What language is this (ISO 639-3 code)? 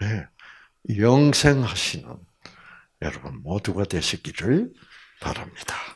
kor